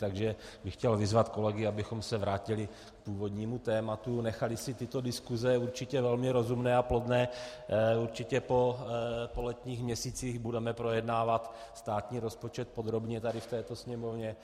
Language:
Czech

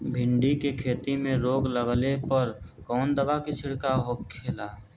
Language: Bhojpuri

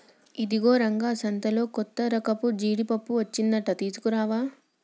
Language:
Telugu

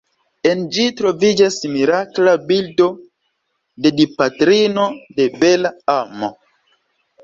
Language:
Esperanto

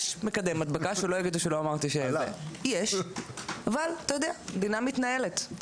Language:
Hebrew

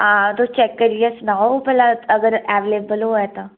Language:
Dogri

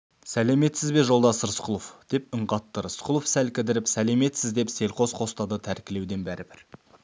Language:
Kazakh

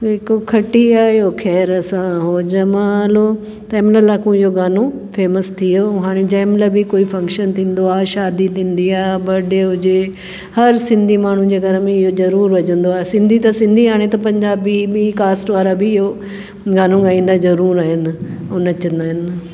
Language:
Sindhi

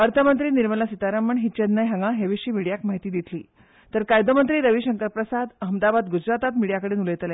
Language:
Konkani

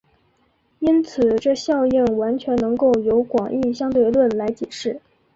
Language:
Chinese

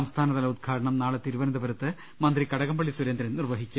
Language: Malayalam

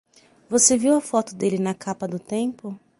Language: Portuguese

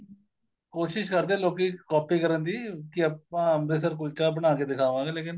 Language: Punjabi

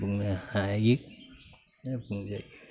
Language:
Bodo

